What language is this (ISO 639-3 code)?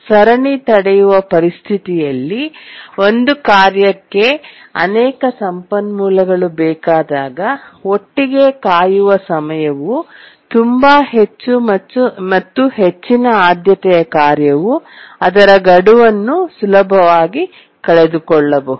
kan